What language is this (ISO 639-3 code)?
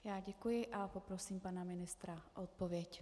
ces